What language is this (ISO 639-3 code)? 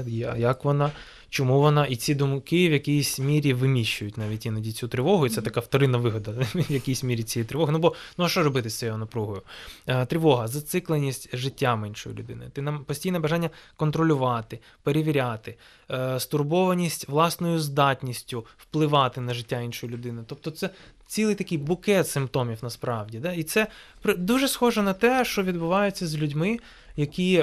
ukr